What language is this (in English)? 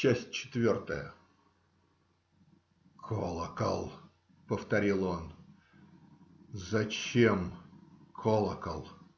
Russian